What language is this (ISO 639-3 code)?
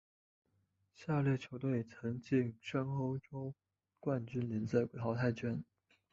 zho